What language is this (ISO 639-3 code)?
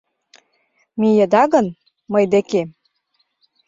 chm